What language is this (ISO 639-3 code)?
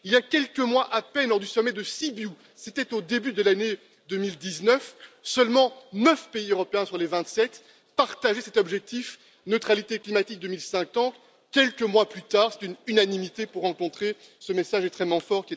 fra